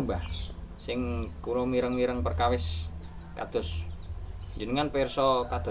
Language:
Indonesian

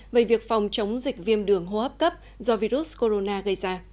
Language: Vietnamese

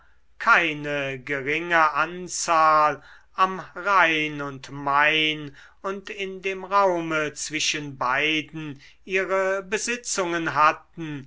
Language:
German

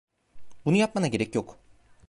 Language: Turkish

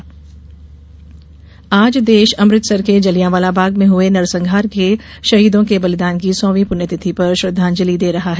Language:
Hindi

